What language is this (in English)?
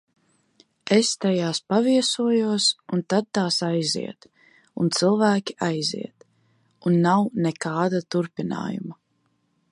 Latvian